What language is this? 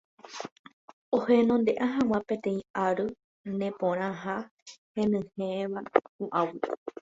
Guarani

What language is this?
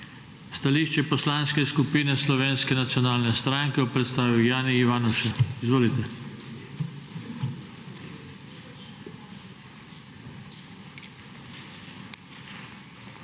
Slovenian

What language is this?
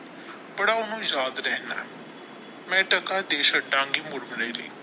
Punjabi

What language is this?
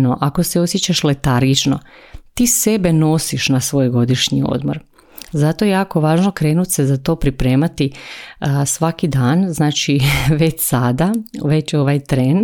Croatian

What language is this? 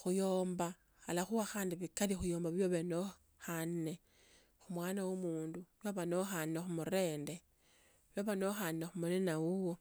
Tsotso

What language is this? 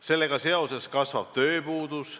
Estonian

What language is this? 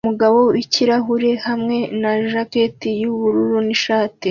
Kinyarwanda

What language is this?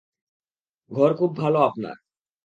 Bangla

